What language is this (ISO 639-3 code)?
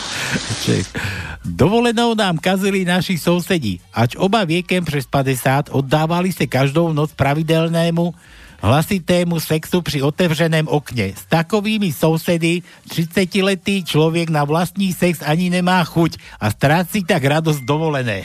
slk